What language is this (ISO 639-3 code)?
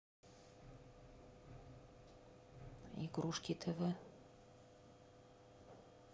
rus